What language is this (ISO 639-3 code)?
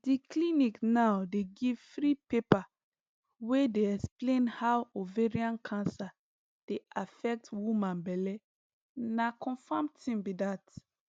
pcm